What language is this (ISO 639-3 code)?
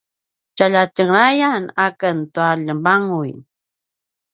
pwn